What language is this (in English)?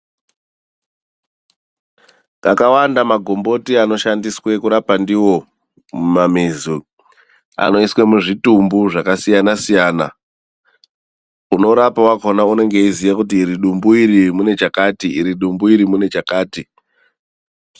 Ndau